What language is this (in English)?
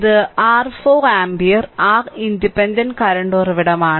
Malayalam